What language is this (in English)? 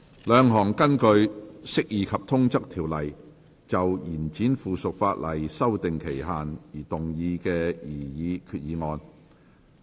Cantonese